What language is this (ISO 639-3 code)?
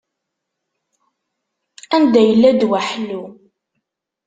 kab